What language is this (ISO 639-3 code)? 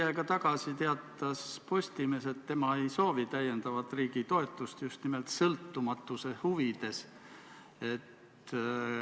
est